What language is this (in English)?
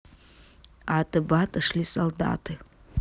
Russian